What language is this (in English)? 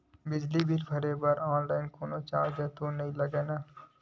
Chhattisgarhi